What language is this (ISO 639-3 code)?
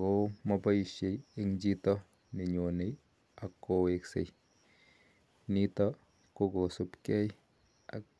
kln